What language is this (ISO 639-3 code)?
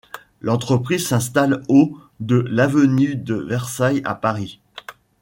fra